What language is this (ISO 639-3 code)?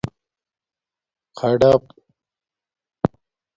dmk